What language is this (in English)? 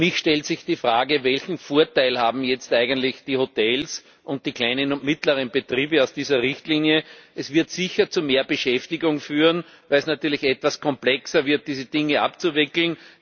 German